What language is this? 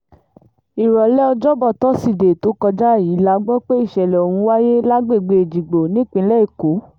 Yoruba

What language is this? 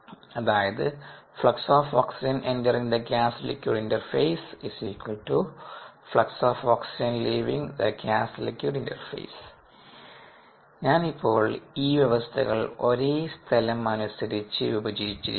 Malayalam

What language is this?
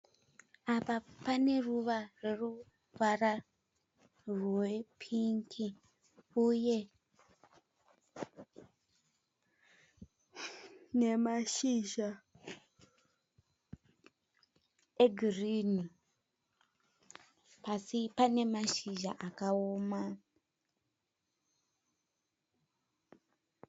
Shona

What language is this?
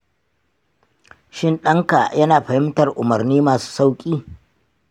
Hausa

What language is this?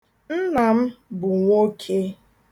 Igbo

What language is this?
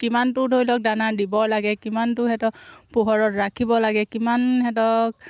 Assamese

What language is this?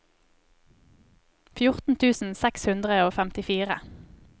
Norwegian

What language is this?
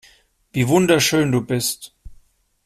German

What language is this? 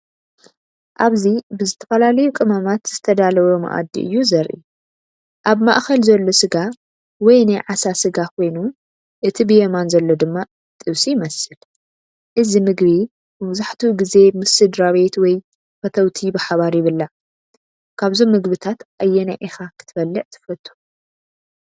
Tigrinya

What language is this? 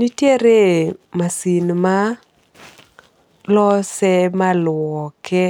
Luo (Kenya and Tanzania)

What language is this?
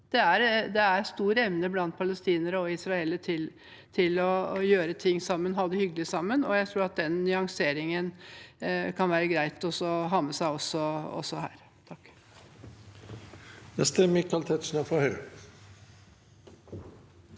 Norwegian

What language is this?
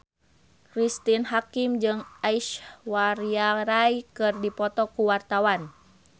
Sundanese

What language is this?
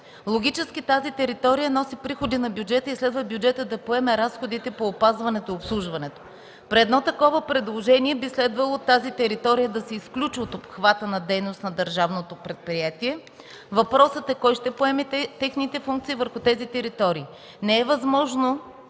Bulgarian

